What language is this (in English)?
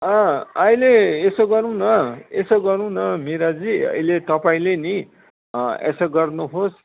Nepali